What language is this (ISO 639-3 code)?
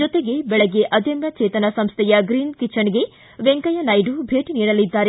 kan